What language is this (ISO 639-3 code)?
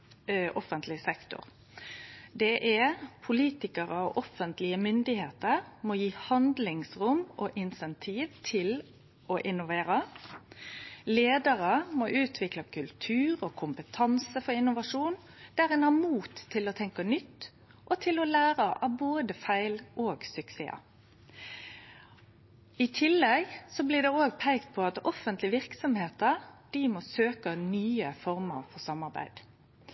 nno